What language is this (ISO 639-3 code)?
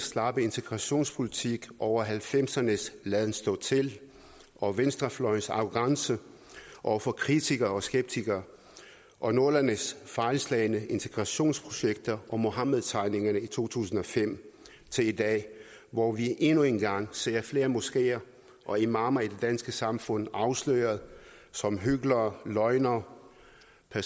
dan